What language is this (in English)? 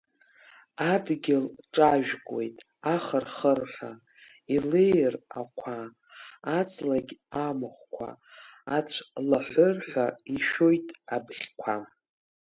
Abkhazian